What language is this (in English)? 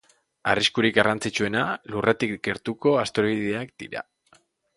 Basque